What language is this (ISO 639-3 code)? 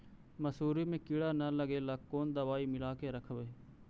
mag